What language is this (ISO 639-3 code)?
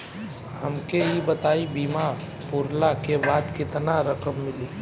bho